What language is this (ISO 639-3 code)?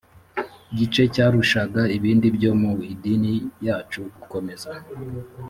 kin